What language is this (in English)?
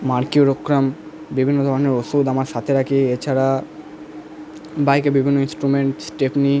Bangla